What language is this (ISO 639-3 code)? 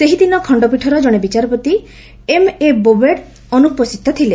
ori